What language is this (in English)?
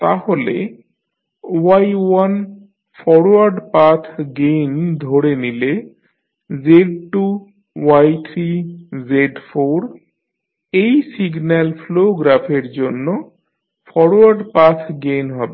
Bangla